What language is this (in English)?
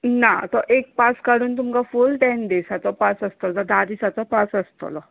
Konkani